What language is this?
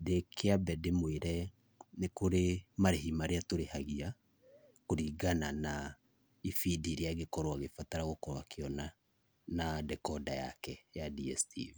Kikuyu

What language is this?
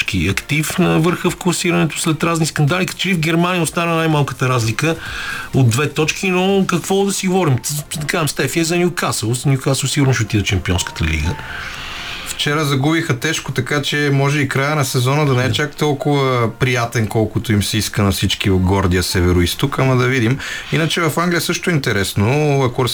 Bulgarian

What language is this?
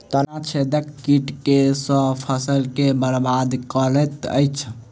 Maithili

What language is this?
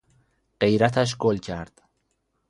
Persian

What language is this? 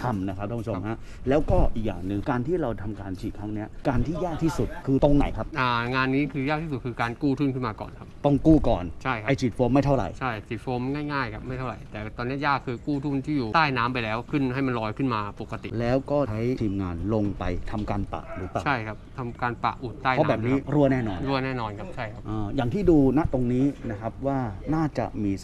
Thai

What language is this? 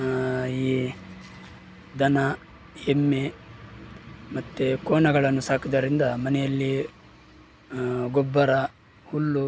Kannada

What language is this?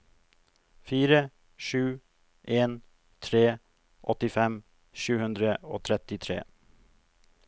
Norwegian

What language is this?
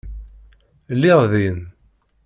Kabyle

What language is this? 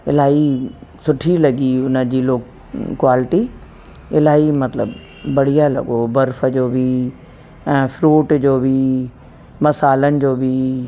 Sindhi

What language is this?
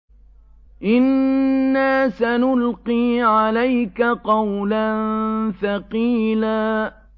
Arabic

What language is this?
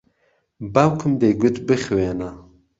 Central Kurdish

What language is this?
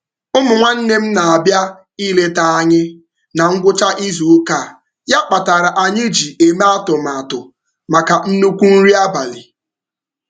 Igbo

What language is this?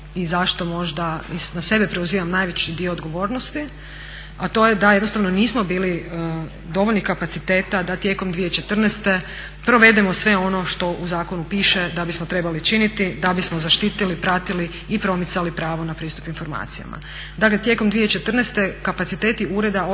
Croatian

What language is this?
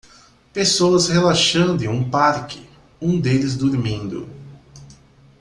Portuguese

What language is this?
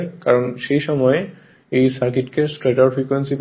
Bangla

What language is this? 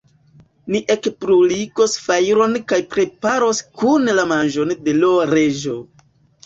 Esperanto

